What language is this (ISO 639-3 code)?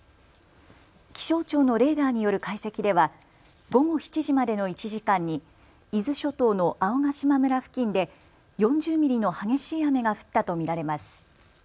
jpn